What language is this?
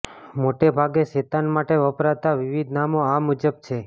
Gujarati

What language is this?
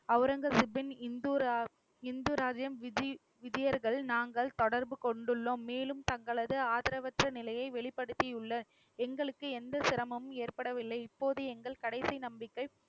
Tamil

